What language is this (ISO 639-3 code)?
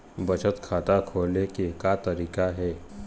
hne